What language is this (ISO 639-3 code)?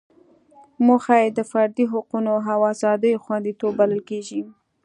pus